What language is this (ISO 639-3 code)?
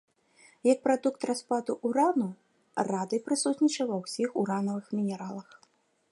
bel